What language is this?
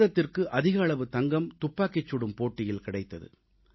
Tamil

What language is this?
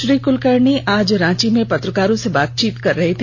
Hindi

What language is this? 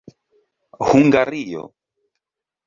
Esperanto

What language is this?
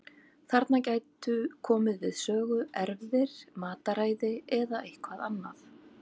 Icelandic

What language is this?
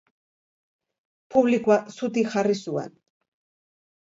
Basque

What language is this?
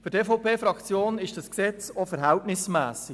Swiss German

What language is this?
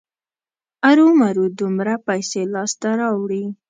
Pashto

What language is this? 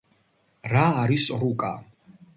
Georgian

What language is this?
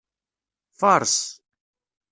Kabyle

